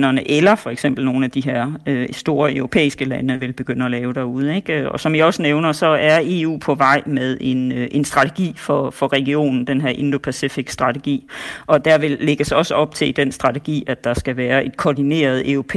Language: Danish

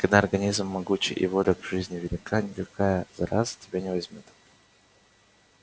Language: Russian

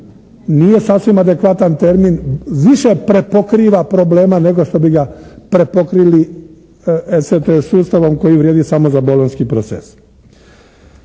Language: Croatian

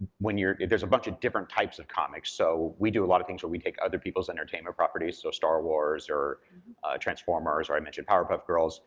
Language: English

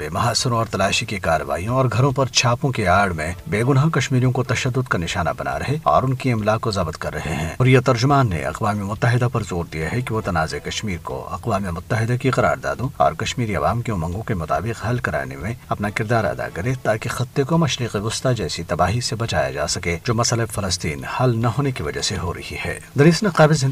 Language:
Urdu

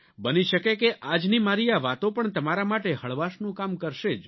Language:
Gujarati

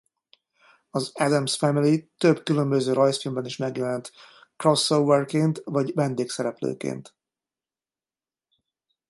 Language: Hungarian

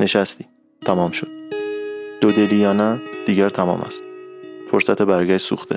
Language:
Persian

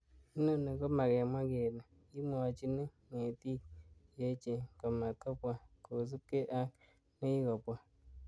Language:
Kalenjin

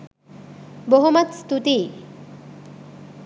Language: Sinhala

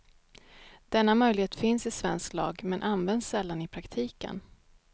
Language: Swedish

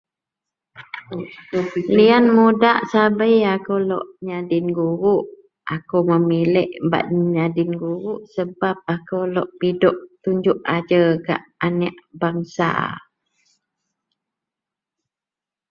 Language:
Central Melanau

